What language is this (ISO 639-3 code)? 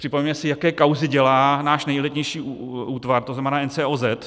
ces